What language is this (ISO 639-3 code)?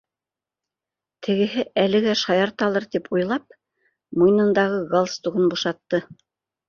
bak